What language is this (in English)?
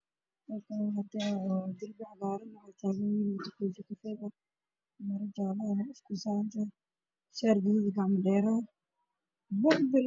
Somali